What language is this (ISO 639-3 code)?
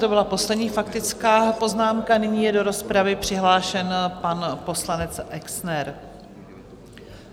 ces